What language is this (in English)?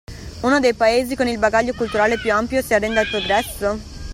Italian